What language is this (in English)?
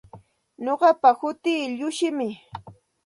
Santa Ana de Tusi Pasco Quechua